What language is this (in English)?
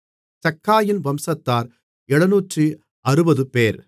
Tamil